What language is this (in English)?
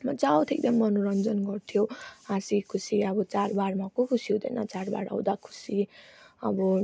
Nepali